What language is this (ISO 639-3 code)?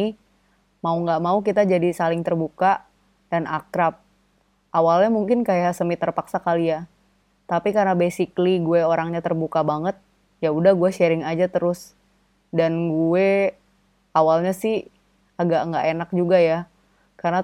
ind